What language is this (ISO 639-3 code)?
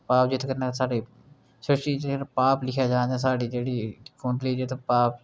doi